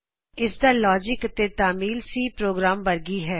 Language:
Punjabi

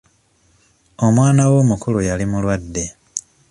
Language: Ganda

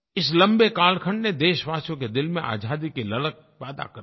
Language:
Hindi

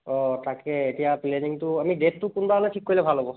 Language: Assamese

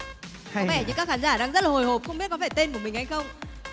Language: Vietnamese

